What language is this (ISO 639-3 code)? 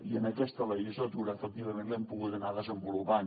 cat